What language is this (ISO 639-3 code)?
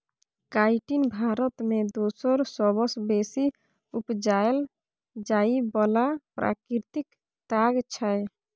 mai